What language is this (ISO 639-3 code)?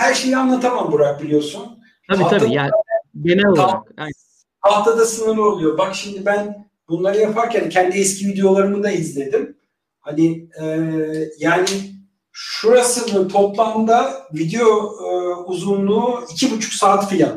tur